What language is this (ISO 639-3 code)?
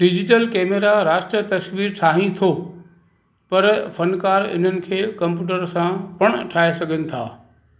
snd